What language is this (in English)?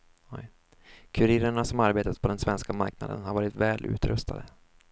Swedish